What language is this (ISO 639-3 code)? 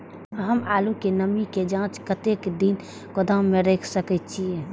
mai